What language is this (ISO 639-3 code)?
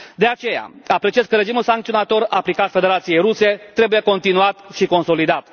ron